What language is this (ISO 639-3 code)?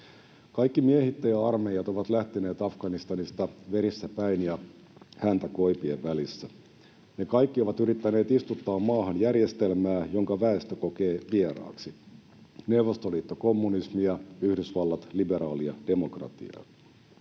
fin